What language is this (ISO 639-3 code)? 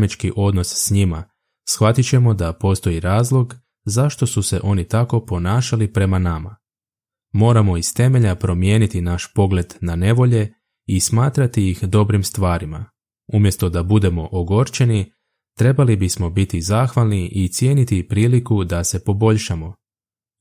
hrv